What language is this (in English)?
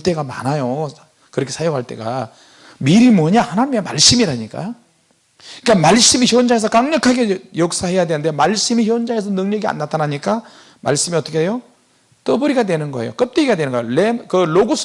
Korean